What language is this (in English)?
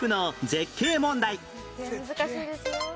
Japanese